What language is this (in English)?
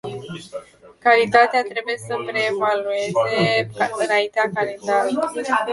Romanian